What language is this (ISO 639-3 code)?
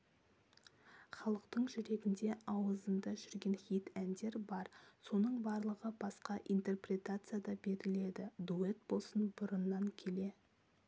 kaz